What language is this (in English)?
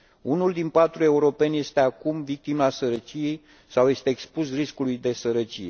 Romanian